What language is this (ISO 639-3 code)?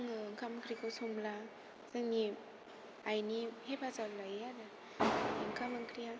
brx